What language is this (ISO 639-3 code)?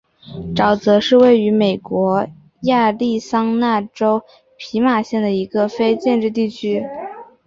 zho